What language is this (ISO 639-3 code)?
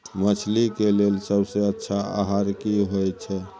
mai